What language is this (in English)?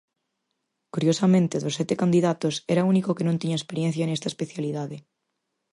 Galician